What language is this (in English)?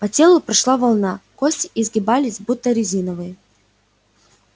Russian